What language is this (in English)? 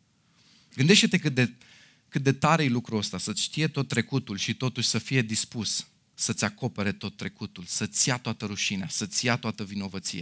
Romanian